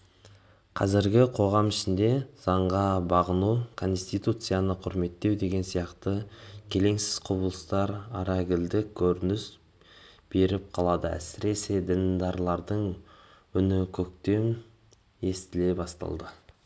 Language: Kazakh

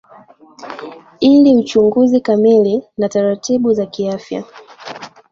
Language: Swahili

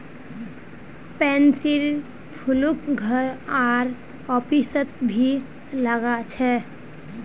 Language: Magahi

